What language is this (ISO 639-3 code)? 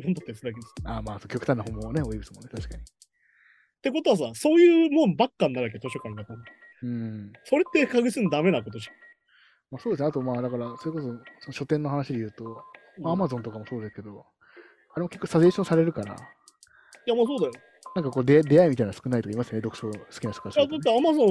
jpn